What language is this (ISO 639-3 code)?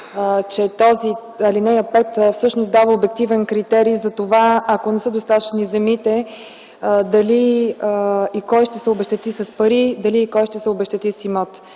bul